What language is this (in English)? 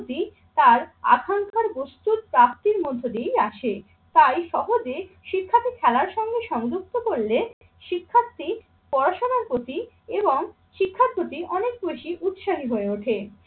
Bangla